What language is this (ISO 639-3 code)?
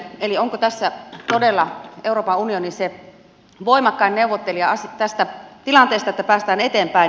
fin